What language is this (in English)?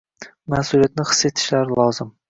Uzbek